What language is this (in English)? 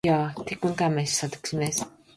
Latvian